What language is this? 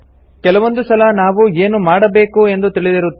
Kannada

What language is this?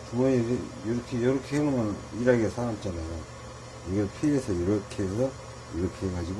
Korean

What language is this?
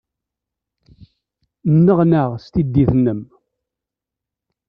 Kabyle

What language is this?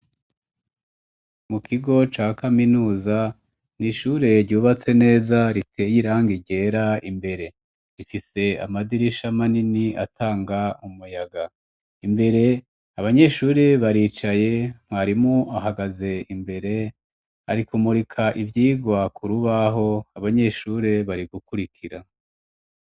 Rundi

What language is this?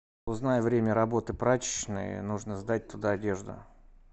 Russian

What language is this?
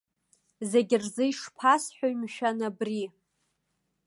Abkhazian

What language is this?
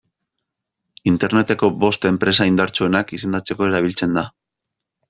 Basque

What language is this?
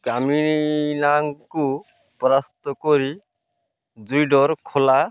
Odia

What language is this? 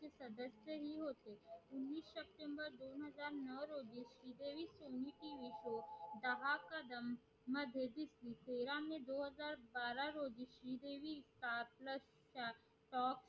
Marathi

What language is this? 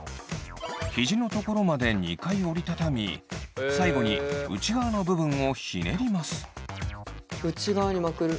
Japanese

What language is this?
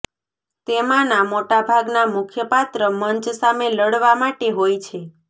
Gujarati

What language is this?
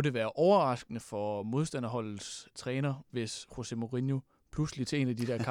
Danish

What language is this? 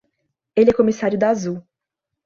Portuguese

